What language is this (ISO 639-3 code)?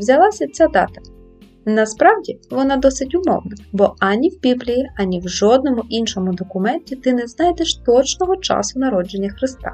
ukr